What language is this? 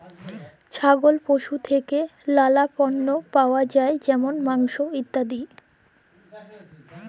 Bangla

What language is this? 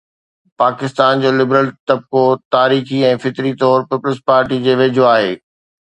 Sindhi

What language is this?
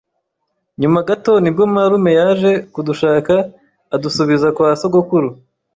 Kinyarwanda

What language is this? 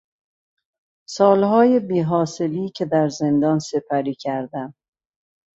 Persian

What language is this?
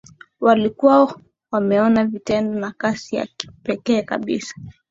Swahili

